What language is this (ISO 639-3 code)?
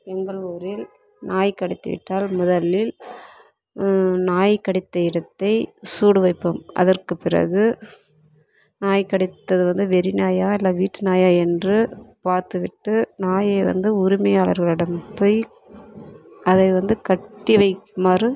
tam